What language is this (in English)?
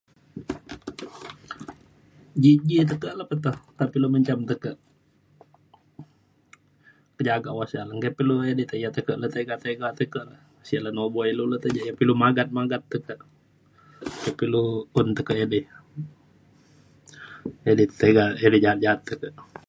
Mainstream Kenyah